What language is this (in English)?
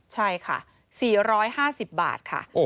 Thai